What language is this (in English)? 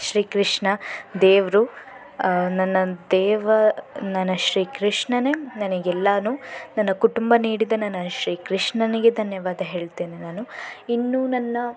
Kannada